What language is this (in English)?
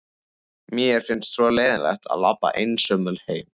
Icelandic